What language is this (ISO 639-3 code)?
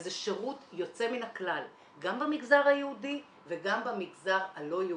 heb